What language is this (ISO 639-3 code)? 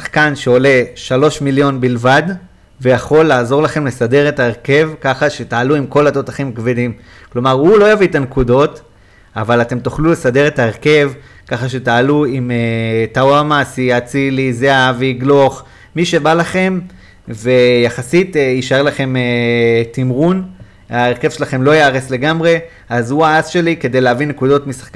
heb